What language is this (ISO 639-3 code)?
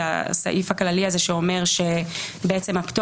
heb